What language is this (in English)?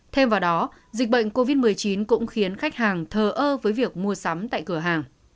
Vietnamese